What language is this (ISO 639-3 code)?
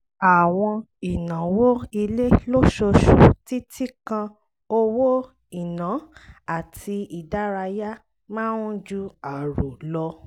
yor